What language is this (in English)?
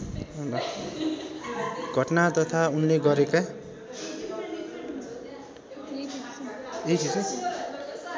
Nepali